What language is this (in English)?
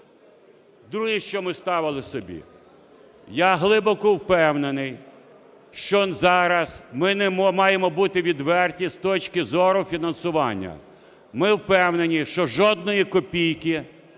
Ukrainian